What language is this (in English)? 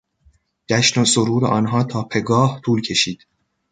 Persian